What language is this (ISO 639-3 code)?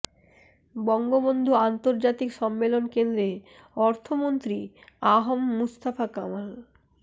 ben